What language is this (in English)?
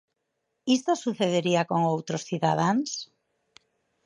Galician